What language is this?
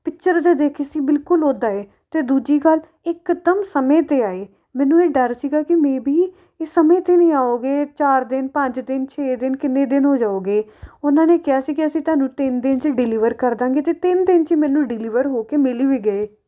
Punjabi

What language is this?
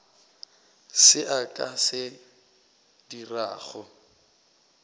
Northern Sotho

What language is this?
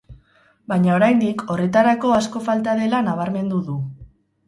Basque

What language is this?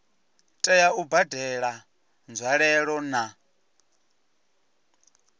Venda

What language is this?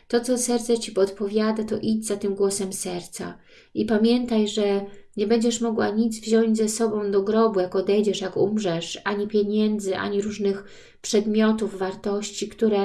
Polish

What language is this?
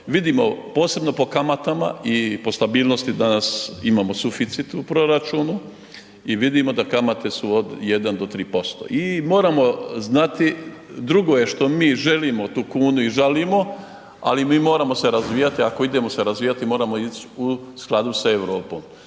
Croatian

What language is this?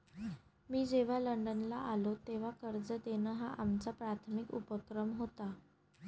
Marathi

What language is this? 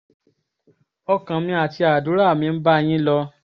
Yoruba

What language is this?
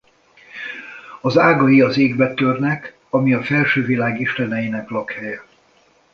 Hungarian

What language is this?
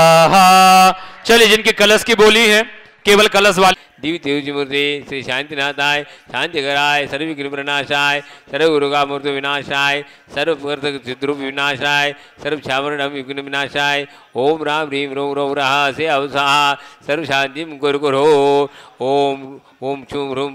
Hindi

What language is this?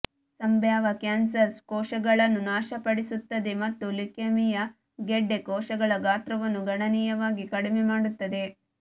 Kannada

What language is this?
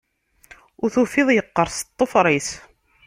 Kabyle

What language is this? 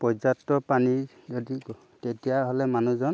Assamese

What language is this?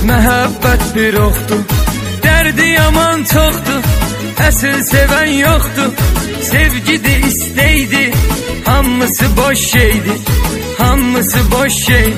Turkish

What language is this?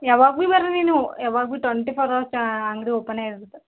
Kannada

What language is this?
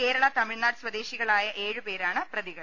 Malayalam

